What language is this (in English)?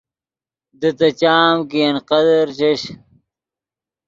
Yidgha